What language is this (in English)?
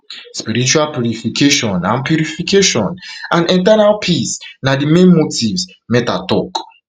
Nigerian Pidgin